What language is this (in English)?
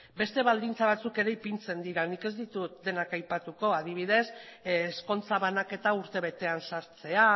Basque